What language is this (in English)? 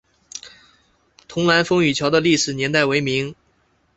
Chinese